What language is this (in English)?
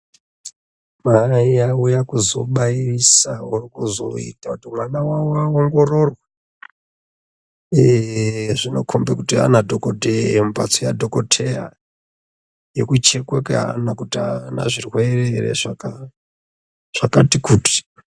Ndau